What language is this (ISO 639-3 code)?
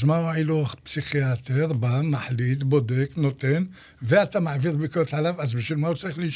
heb